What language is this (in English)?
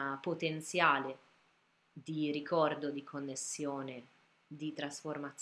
Italian